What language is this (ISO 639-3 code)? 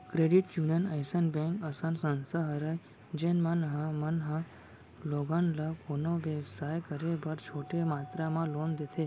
hne